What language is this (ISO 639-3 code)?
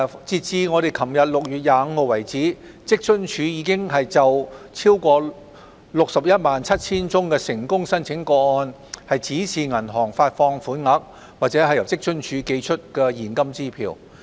yue